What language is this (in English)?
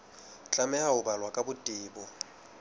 Southern Sotho